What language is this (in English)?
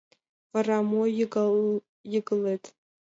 Mari